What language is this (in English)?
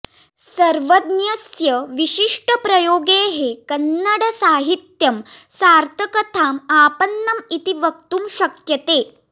Sanskrit